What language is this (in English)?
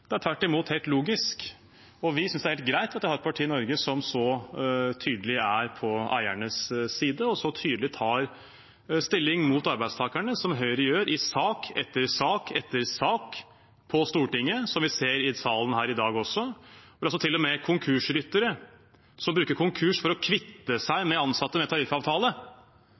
Norwegian Bokmål